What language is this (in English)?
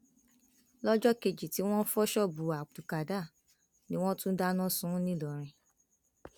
Yoruba